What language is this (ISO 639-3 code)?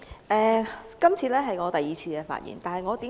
yue